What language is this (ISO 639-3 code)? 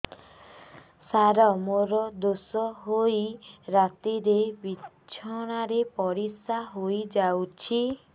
ori